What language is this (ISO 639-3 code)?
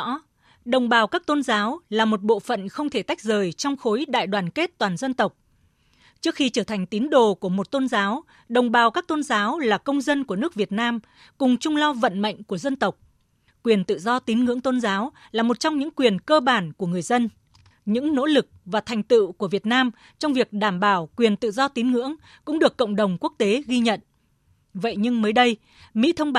vie